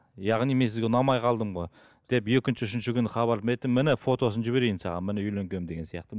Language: Kazakh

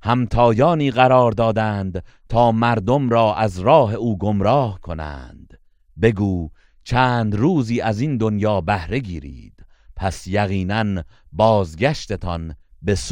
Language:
Persian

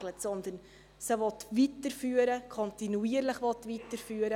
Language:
Swiss German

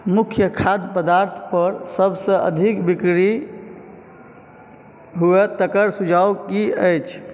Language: Maithili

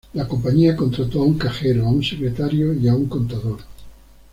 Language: Spanish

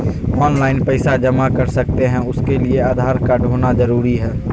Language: Magahi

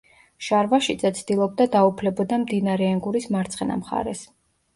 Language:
Georgian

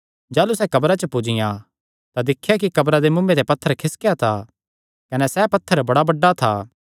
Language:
Kangri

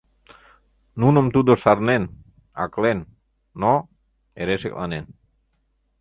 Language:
Mari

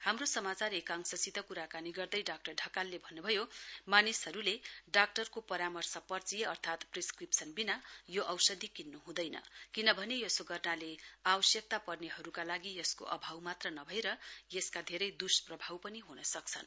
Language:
Nepali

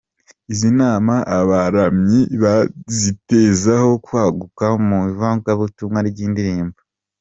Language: Kinyarwanda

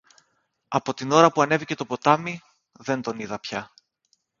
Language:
Greek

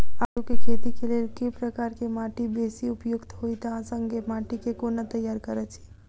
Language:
Maithili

